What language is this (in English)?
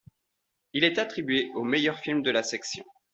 French